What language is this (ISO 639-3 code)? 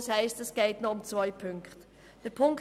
gsw